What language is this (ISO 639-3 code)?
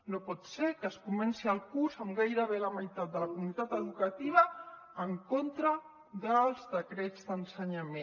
cat